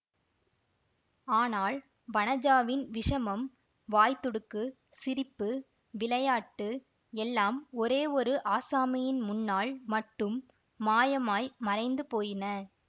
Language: Tamil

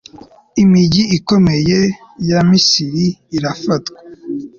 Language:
Kinyarwanda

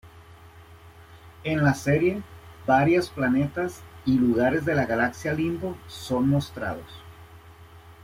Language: Spanish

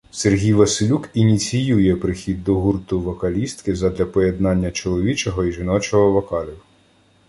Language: Ukrainian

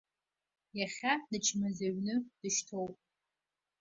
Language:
Abkhazian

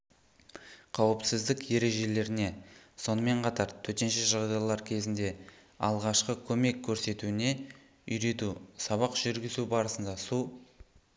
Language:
Kazakh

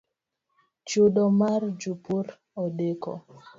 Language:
Luo (Kenya and Tanzania)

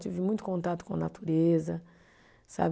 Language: Portuguese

